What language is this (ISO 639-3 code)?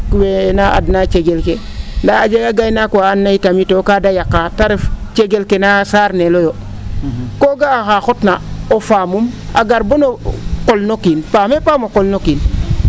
srr